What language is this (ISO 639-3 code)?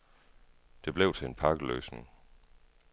dan